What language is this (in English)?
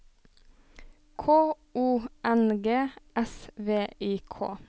Norwegian